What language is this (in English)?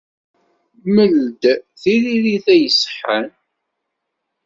Kabyle